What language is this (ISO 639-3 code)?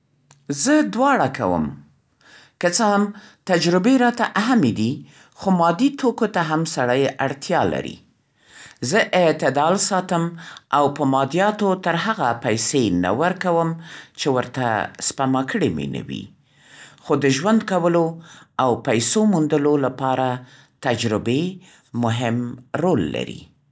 pst